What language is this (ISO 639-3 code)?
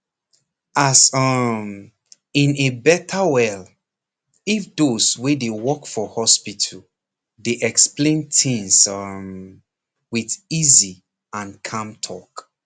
pcm